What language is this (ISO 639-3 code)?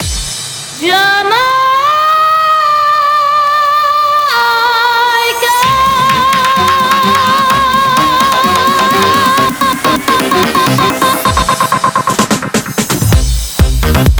ukr